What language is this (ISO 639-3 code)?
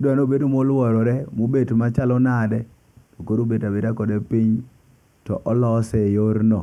luo